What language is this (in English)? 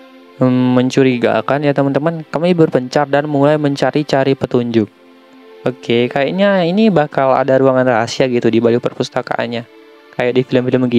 Indonesian